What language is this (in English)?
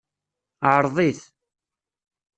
Kabyle